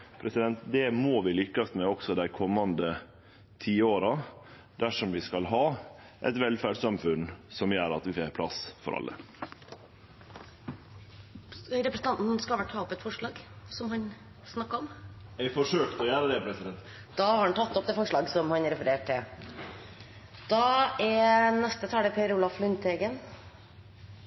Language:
Norwegian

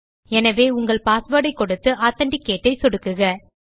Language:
Tamil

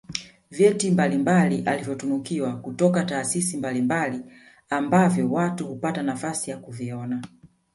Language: Swahili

